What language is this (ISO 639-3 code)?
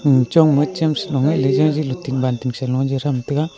nnp